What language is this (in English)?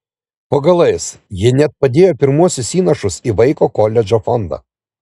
Lithuanian